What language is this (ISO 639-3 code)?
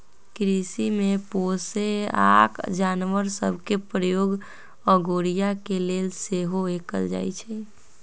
mag